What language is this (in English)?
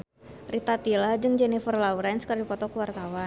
Sundanese